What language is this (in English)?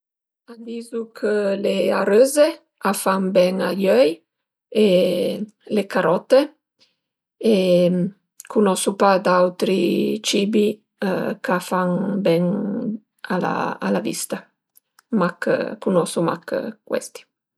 Piedmontese